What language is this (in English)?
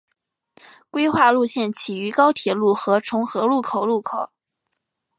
Chinese